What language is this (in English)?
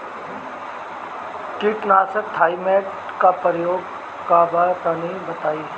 Bhojpuri